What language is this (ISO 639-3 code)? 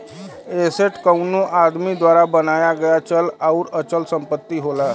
bho